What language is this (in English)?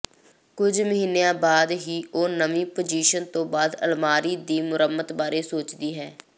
Punjabi